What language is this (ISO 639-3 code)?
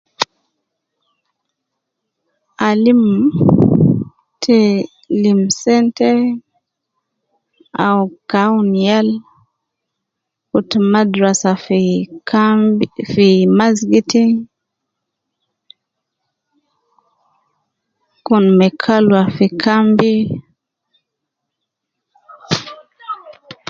kcn